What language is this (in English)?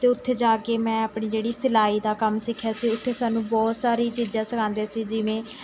Punjabi